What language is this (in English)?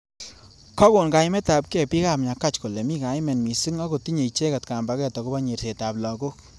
Kalenjin